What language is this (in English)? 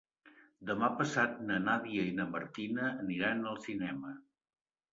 Catalan